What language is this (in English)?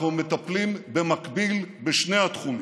Hebrew